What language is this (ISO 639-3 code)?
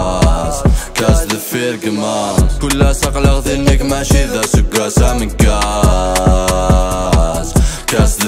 ara